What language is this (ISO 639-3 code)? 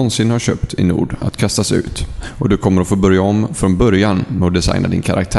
swe